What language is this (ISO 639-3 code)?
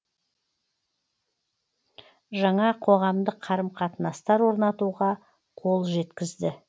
kaz